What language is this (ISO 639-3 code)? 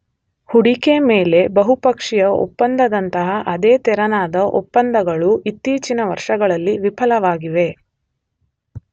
kan